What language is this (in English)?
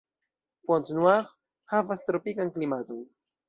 Esperanto